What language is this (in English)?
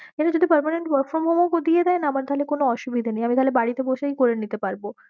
Bangla